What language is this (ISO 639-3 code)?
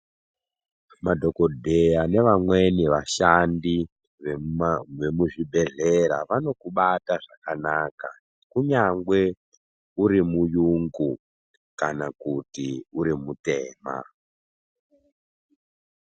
ndc